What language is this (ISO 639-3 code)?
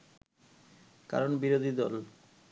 ben